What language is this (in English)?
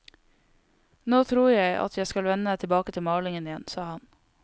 Norwegian